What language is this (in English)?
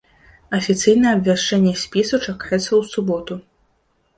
Belarusian